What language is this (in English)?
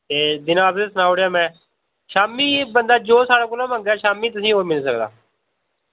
Dogri